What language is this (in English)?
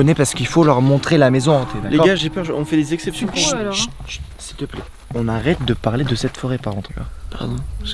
French